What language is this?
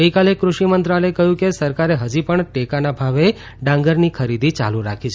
Gujarati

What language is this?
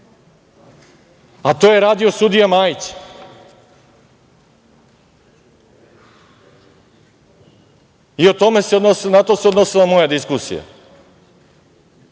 Serbian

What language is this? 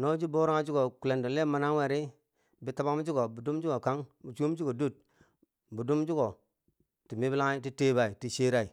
Bangwinji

